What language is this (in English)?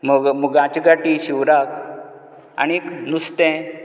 Konkani